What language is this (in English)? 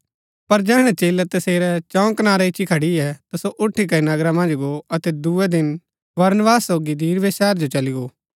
Gaddi